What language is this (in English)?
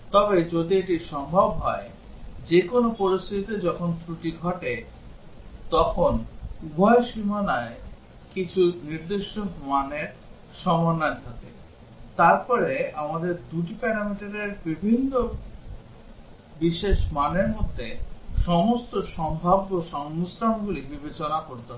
Bangla